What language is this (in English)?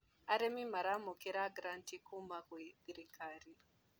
Kikuyu